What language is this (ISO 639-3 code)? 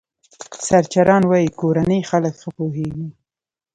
pus